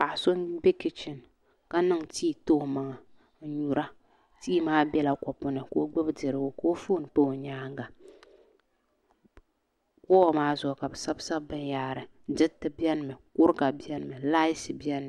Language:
Dagbani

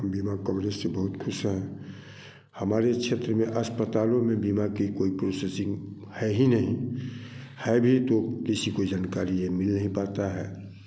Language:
Hindi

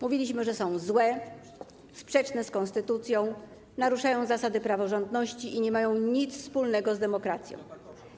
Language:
Polish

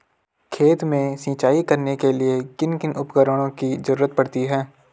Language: Hindi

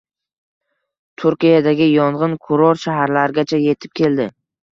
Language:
Uzbek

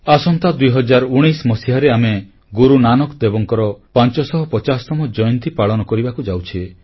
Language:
Odia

